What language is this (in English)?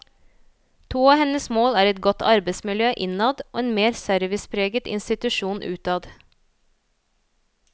Norwegian